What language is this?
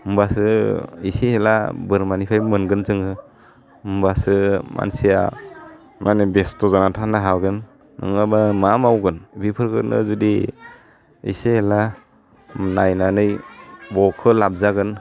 Bodo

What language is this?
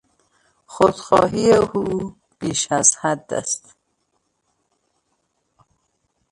Persian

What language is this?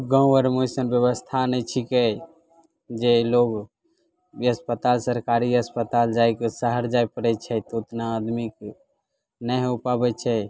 Maithili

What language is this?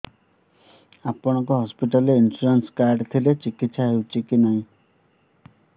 Odia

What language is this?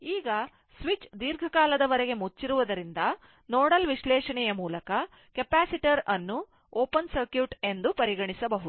Kannada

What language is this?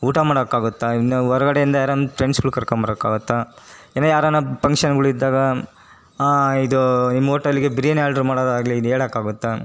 Kannada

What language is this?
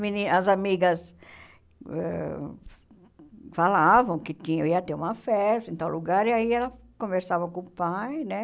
Portuguese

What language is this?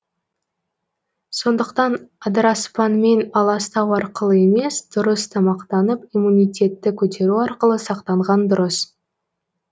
Kazakh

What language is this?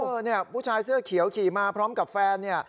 Thai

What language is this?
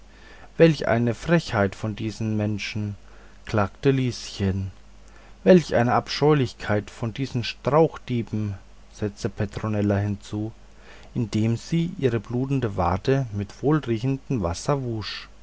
German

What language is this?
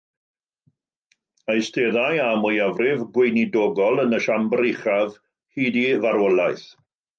Welsh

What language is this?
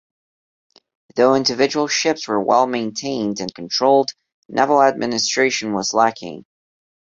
English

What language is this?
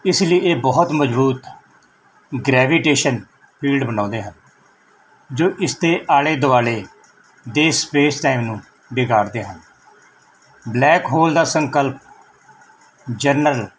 Punjabi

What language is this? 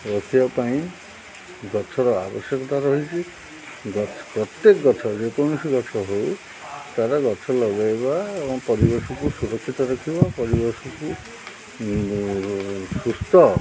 Odia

